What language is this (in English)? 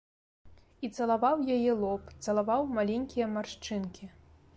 Belarusian